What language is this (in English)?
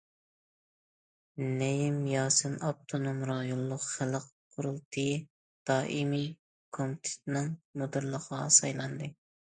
Uyghur